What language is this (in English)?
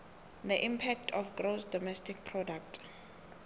South Ndebele